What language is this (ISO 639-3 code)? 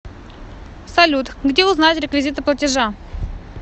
rus